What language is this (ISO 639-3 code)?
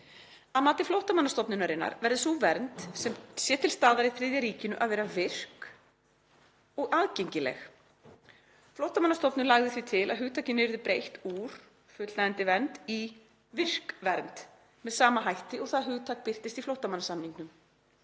isl